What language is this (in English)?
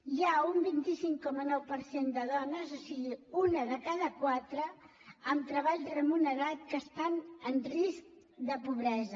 Catalan